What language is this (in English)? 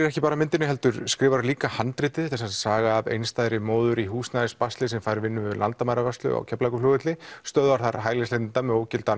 Icelandic